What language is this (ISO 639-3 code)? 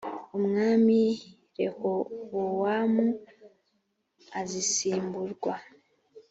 kin